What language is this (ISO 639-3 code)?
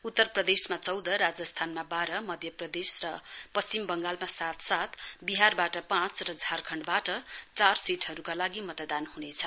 nep